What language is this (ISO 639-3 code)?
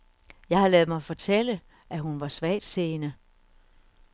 dan